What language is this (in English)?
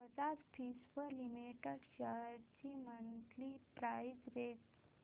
Marathi